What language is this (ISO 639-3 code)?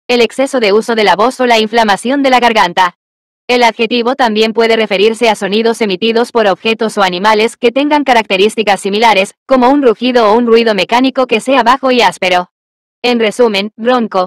spa